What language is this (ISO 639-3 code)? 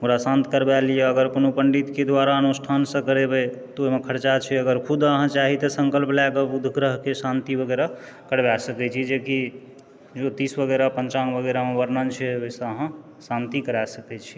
mai